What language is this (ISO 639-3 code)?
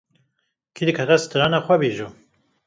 kur